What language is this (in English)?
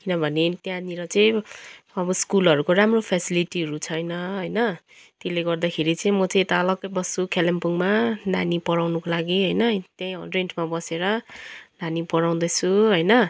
Nepali